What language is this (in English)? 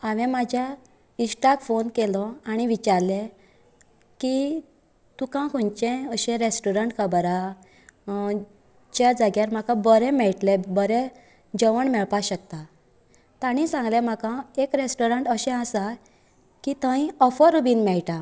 Konkani